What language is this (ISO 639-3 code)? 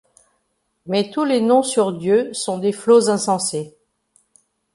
fra